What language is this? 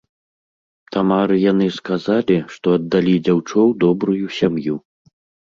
Belarusian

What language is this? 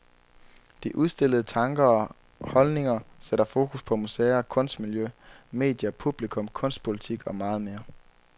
Danish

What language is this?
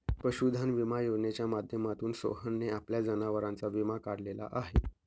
Marathi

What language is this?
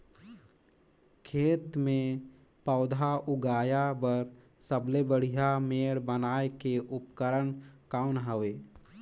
Chhattisgarhi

